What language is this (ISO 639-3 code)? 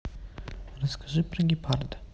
rus